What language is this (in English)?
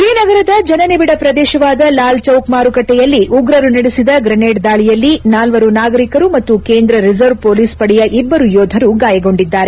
Kannada